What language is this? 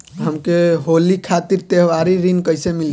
Bhojpuri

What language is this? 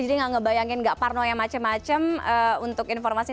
Indonesian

